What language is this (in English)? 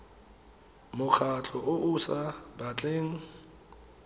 Tswana